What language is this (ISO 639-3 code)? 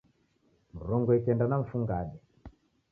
dav